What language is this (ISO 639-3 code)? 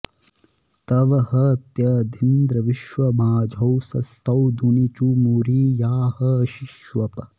san